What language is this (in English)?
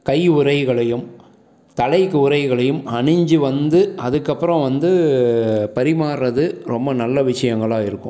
Tamil